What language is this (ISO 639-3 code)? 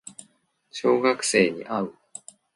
jpn